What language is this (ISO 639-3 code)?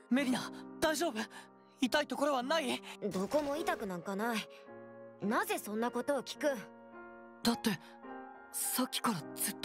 jpn